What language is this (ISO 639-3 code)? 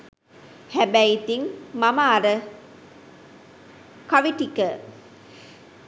sin